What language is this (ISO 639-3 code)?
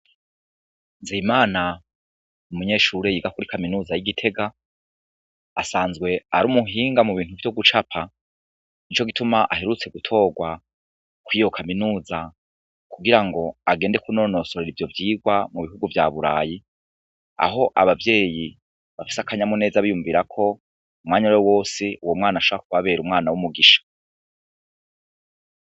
run